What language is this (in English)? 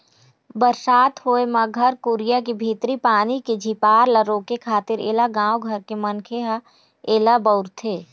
Chhattisgarhi